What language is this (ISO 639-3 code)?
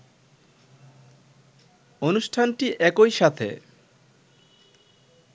ben